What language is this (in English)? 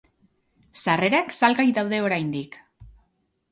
Basque